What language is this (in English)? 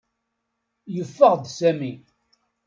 Kabyle